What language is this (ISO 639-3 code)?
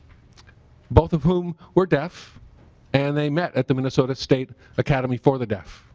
eng